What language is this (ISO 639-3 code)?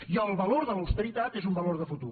cat